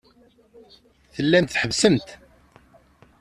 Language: Kabyle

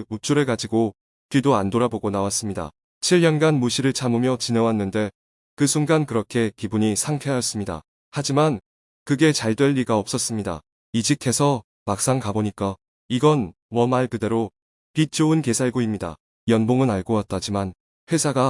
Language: Korean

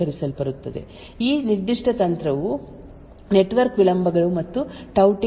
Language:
Kannada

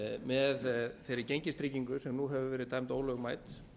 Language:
Icelandic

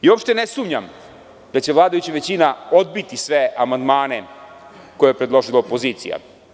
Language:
Serbian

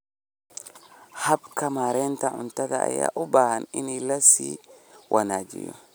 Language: Somali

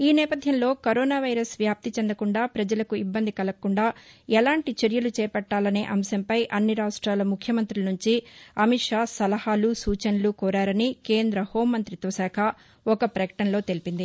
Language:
Telugu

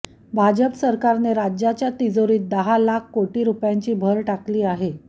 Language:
Marathi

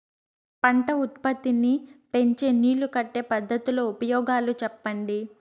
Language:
Telugu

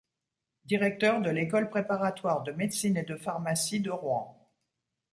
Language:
French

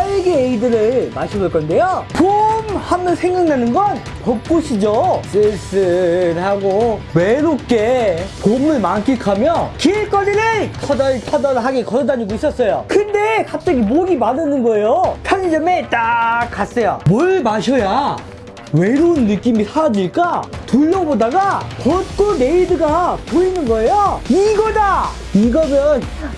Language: Korean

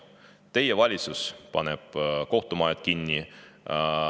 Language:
Estonian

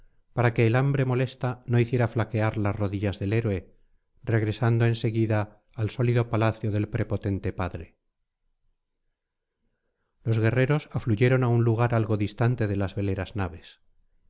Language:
Spanish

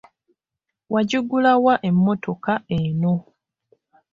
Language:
Ganda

